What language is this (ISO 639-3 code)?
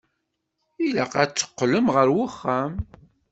kab